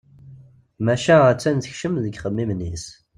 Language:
Kabyle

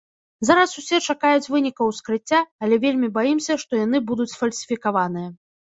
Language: Belarusian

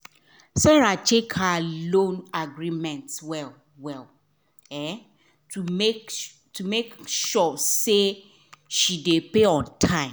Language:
Nigerian Pidgin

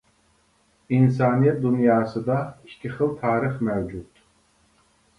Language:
Uyghur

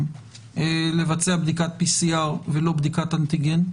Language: Hebrew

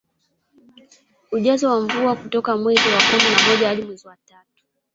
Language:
Swahili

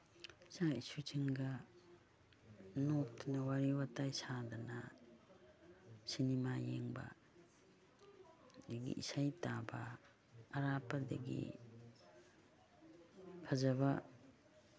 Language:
Manipuri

